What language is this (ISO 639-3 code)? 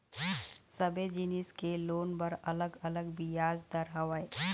hne